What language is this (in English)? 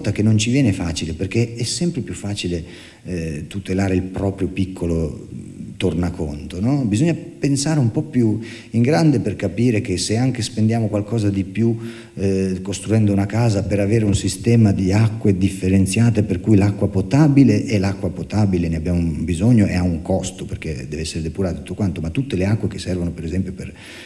Italian